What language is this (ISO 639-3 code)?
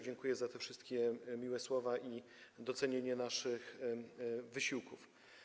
pol